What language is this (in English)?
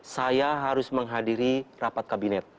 Indonesian